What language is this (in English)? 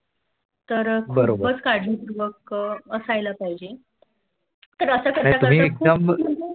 Marathi